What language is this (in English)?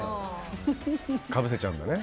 Japanese